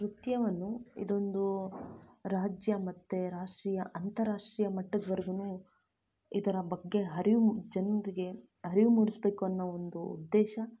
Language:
Kannada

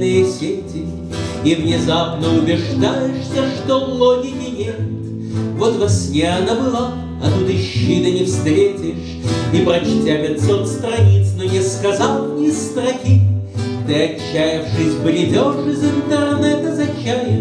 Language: Russian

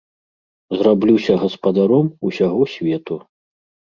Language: Belarusian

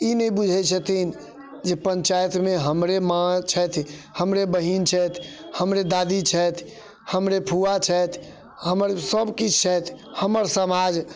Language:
Maithili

